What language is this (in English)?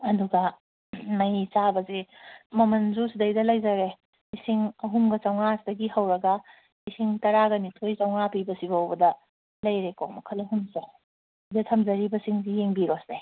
Manipuri